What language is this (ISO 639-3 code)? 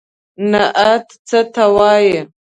pus